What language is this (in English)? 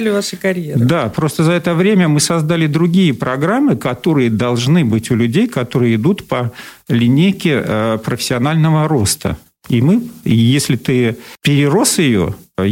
Russian